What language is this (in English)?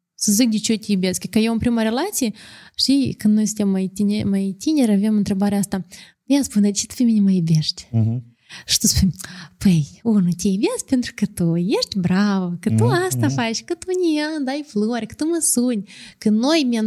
Romanian